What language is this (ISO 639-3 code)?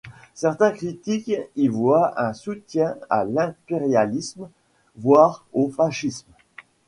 fra